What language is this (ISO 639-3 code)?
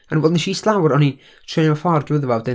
cym